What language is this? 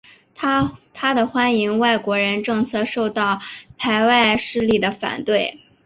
Chinese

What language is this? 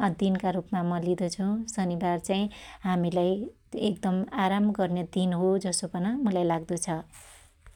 Dotyali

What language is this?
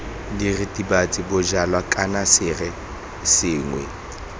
Tswana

